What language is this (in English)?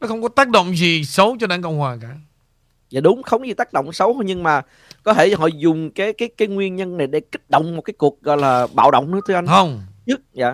Vietnamese